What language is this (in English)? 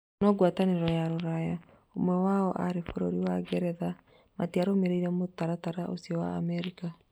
Kikuyu